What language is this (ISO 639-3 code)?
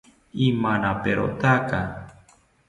cpy